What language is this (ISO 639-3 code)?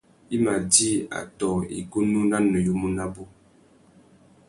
bag